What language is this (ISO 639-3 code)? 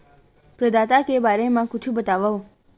hne